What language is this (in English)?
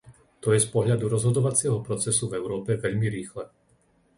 Slovak